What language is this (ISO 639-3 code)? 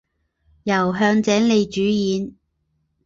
zho